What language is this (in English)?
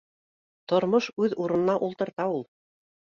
Bashkir